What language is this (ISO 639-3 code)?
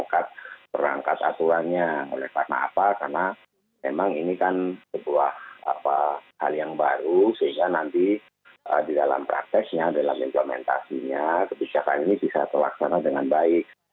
ind